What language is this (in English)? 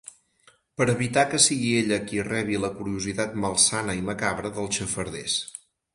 Catalan